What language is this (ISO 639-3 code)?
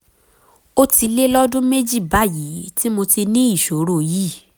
yor